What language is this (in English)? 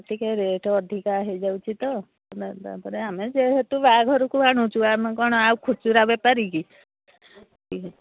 Odia